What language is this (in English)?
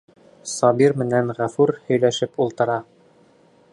Bashkir